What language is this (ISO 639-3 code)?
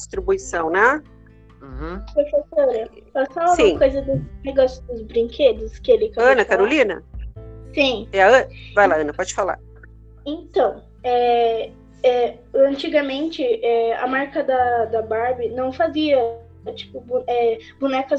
por